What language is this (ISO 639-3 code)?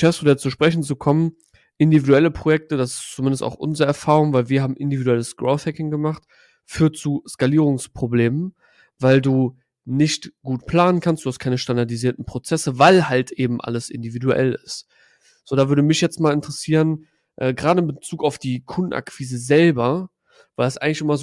deu